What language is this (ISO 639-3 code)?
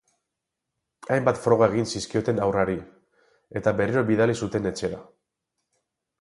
eus